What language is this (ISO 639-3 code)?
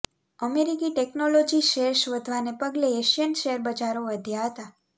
guj